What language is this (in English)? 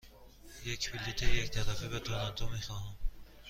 Persian